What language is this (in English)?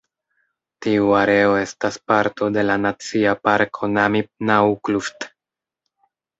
Esperanto